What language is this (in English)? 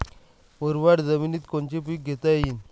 Marathi